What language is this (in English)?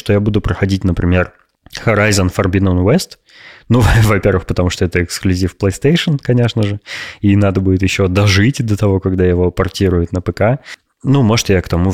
Russian